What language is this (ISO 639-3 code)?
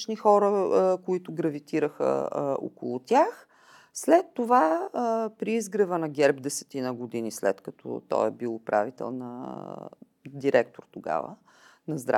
bul